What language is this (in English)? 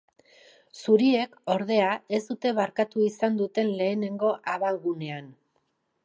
Basque